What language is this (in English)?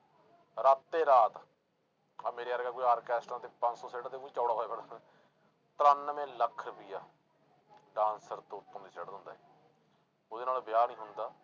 Punjabi